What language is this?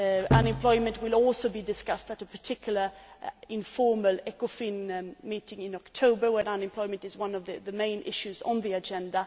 English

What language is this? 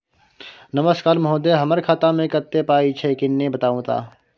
Maithili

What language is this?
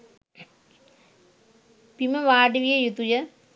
Sinhala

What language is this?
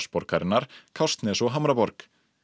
Icelandic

